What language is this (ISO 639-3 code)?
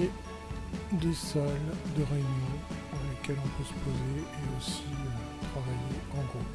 fra